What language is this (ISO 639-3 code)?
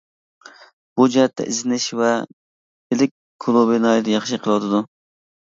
uig